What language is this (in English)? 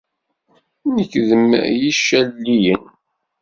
Kabyle